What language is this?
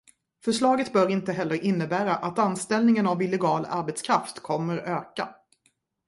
Swedish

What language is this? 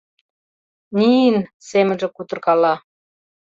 Mari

